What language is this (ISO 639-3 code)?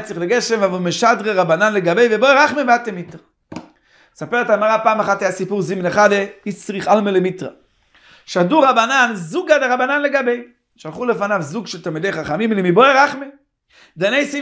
heb